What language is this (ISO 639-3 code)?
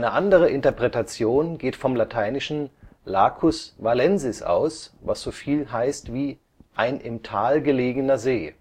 deu